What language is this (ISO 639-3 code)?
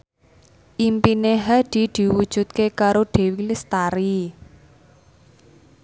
jav